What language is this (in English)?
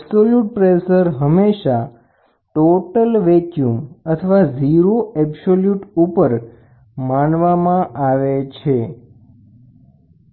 Gujarati